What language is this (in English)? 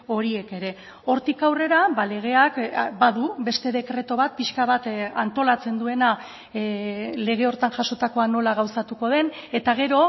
Basque